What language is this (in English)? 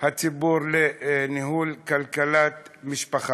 Hebrew